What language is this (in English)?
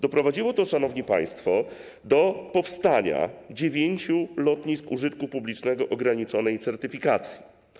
Polish